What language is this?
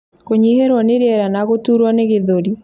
Kikuyu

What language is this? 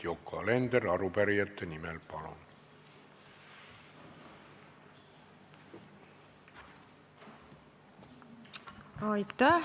Estonian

